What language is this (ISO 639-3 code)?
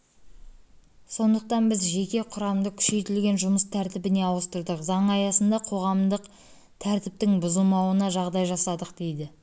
kaz